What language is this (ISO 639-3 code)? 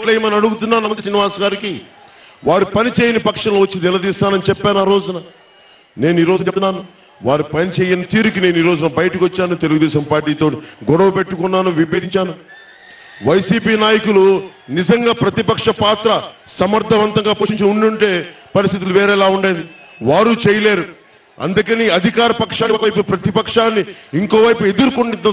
tel